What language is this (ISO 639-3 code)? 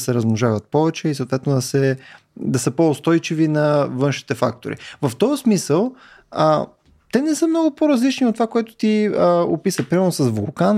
bul